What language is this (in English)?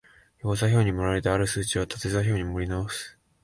Japanese